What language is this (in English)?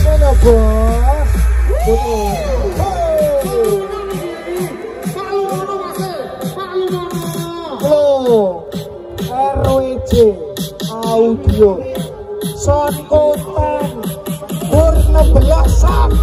Arabic